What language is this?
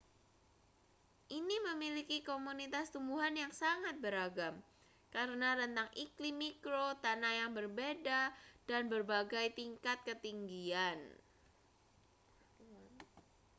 Indonesian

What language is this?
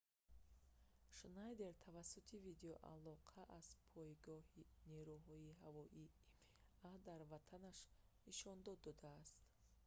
Tajik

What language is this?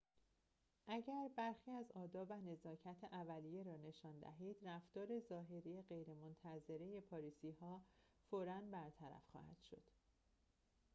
Persian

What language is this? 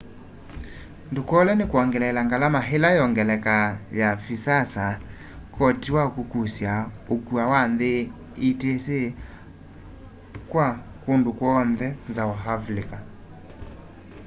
Kamba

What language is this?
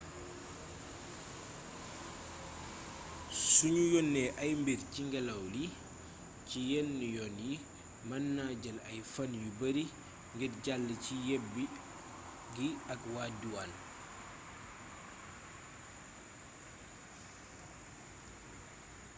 Wolof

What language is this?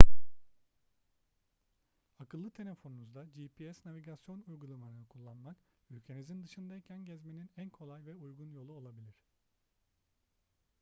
Turkish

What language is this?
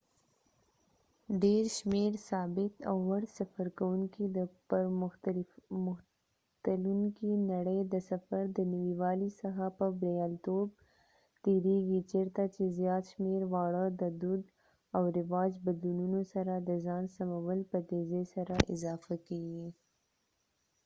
Pashto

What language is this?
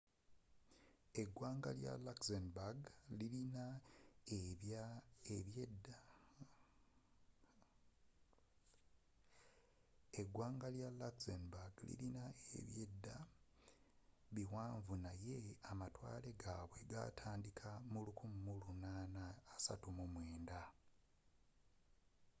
Ganda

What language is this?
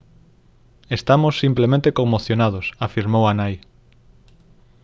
Galician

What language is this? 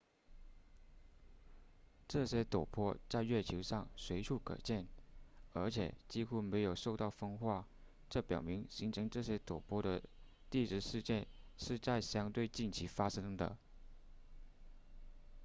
Chinese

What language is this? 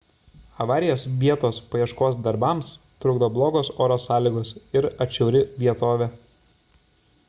Lithuanian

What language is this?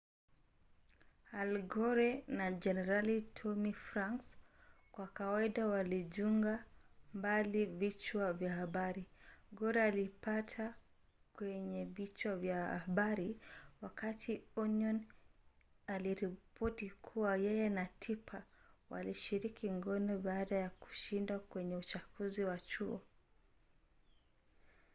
Swahili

